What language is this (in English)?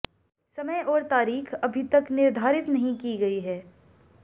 Hindi